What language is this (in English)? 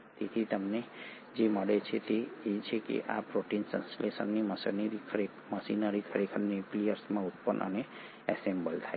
Gujarati